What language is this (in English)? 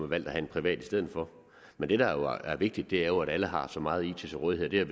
Danish